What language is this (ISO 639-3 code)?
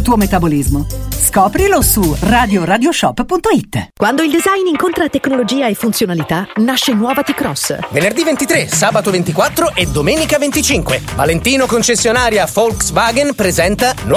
ita